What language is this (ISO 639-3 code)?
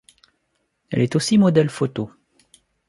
fra